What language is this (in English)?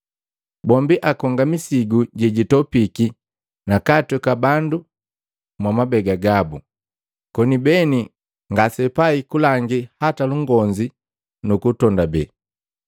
Matengo